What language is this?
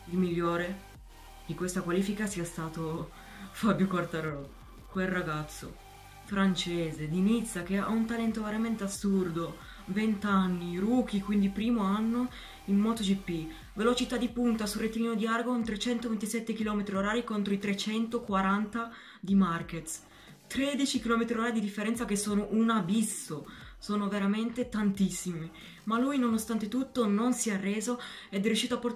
Italian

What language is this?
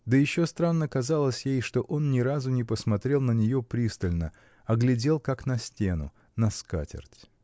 Russian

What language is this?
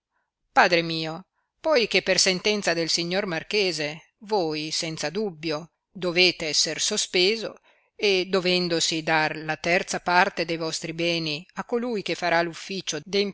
Italian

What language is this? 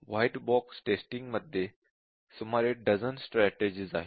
Marathi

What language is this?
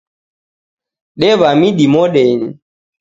Taita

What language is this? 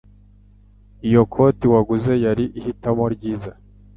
Kinyarwanda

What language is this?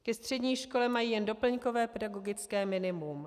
Czech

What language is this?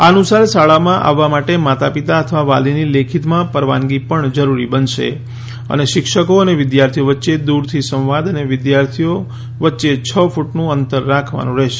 Gujarati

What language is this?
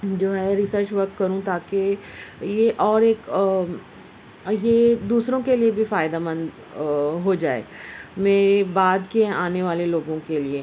Urdu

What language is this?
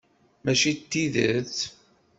Kabyle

